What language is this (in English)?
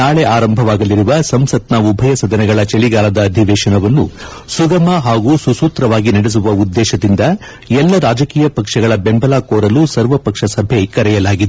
Kannada